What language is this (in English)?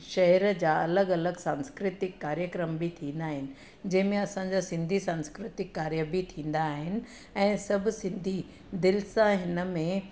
Sindhi